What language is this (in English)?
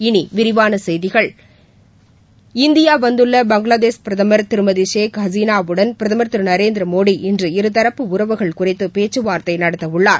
Tamil